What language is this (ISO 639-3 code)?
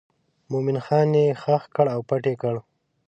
pus